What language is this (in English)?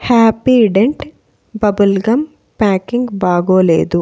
Telugu